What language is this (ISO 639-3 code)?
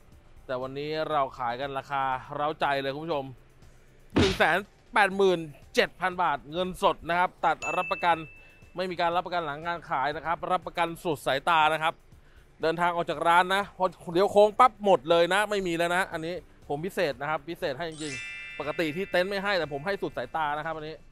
tha